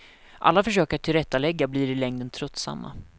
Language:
Swedish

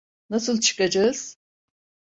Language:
Turkish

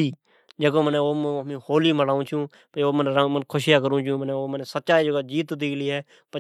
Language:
Od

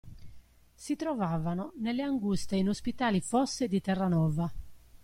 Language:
Italian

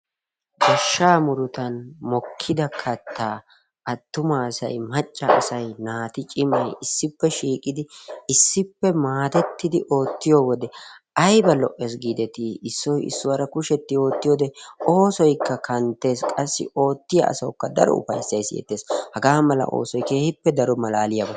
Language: Wolaytta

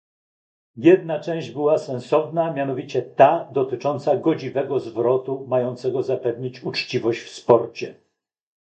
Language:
Polish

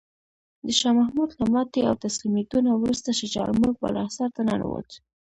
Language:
Pashto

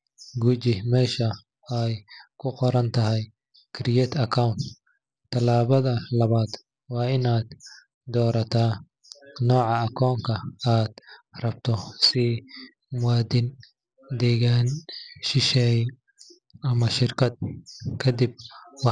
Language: Somali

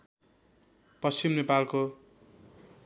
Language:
Nepali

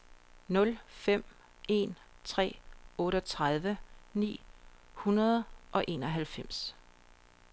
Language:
Danish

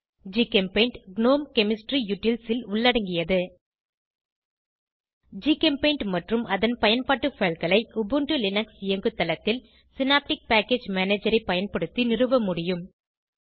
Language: Tamil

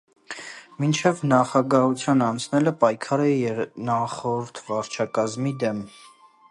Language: Armenian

